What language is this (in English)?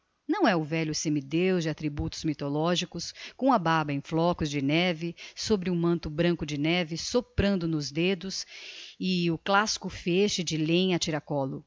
Portuguese